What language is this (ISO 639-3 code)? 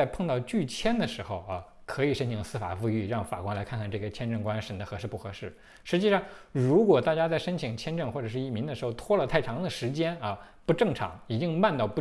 zho